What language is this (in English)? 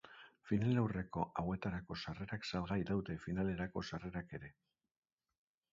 Basque